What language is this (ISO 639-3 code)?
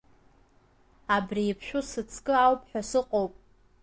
abk